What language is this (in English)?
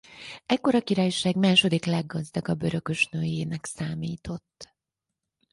Hungarian